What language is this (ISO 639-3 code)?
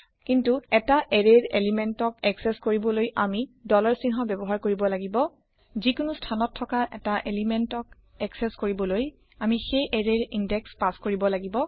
asm